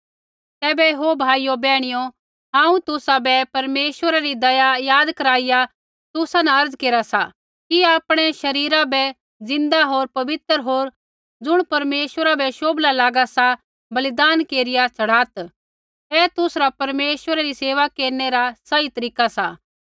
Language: Kullu Pahari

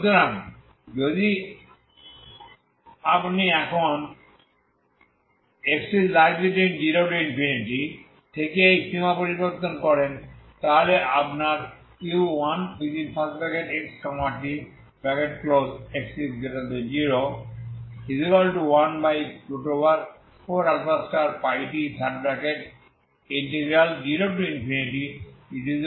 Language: Bangla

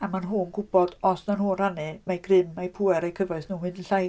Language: Welsh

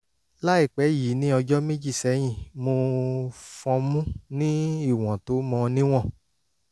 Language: Yoruba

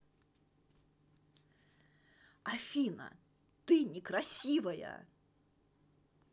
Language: Russian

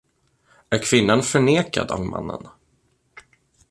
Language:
Swedish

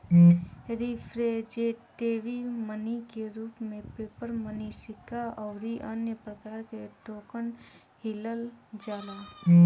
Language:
Bhojpuri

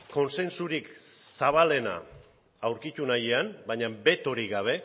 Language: Basque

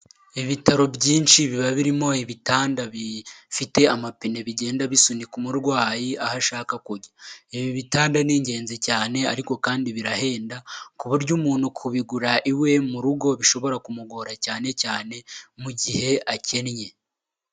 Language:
Kinyarwanda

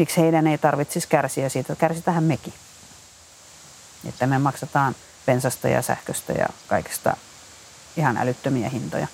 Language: Finnish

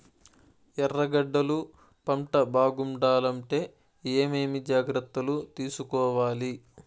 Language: Telugu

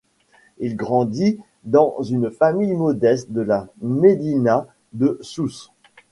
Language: French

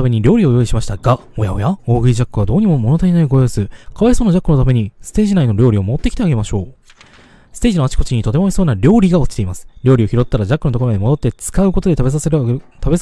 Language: Japanese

